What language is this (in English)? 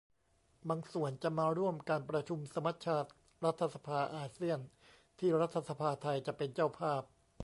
Thai